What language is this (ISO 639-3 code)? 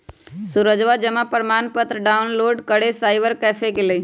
mag